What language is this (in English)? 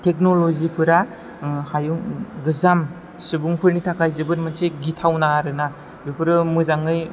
Bodo